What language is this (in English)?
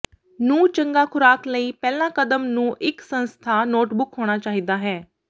Punjabi